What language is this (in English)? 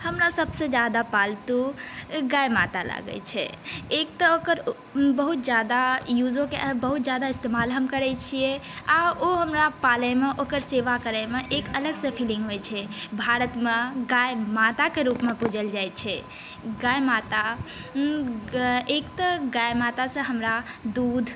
Maithili